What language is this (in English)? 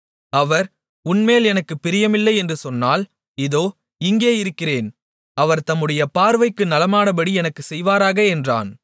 Tamil